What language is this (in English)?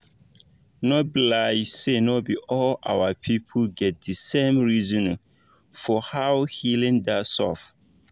Nigerian Pidgin